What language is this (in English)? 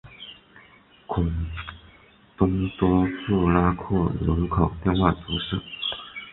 Chinese